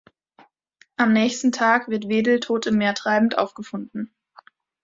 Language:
German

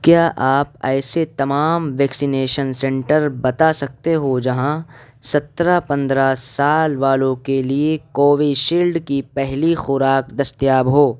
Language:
Urdu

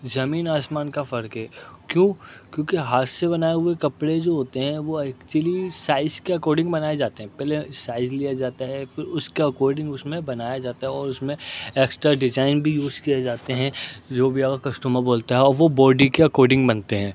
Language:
Urdu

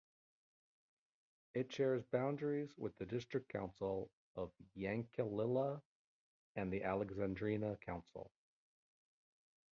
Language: English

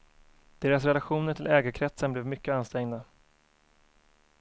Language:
Swedish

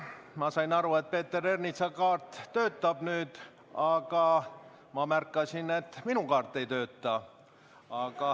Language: Estonian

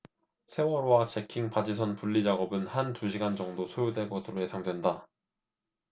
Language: Korean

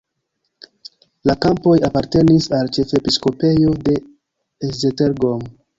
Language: Esperanto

